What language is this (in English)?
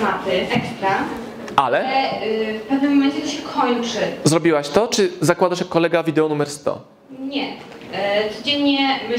Polish